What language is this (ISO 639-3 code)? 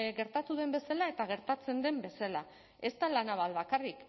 eus